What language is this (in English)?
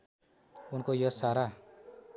Nepali